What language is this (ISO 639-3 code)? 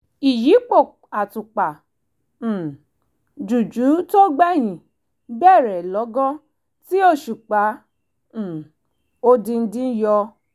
yor